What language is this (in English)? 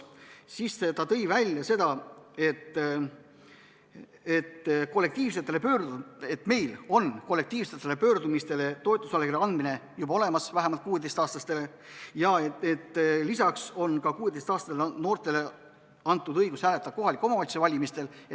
Estonian